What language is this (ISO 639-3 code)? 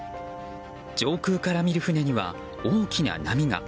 jpn